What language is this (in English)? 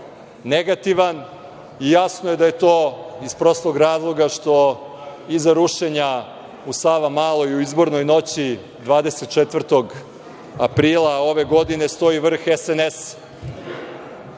Serbian